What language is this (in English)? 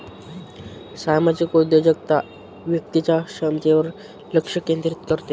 Marathi